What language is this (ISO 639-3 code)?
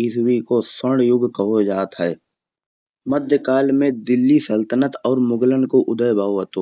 bjj